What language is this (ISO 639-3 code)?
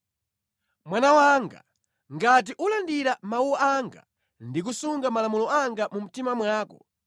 nya